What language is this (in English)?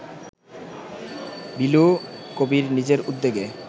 Bangla